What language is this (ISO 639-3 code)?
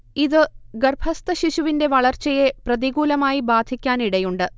mal